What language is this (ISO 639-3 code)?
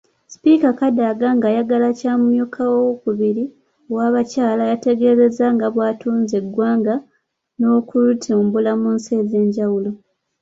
lug